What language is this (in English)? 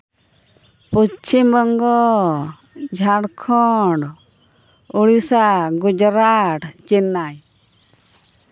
Santali